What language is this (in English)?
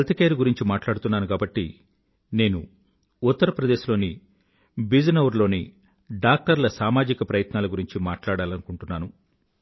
Telugu